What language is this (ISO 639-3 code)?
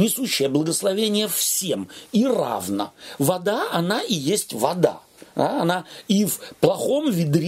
rus